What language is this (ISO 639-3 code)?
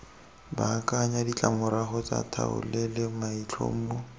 tsn